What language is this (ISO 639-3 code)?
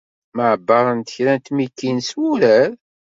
kab